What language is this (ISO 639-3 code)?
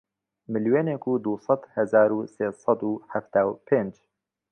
ckb